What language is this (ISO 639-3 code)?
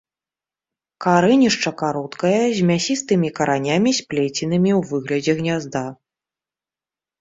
bel